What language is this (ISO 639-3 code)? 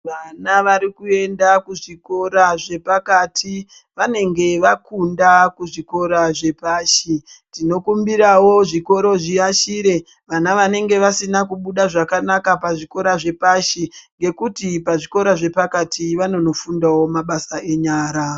ndc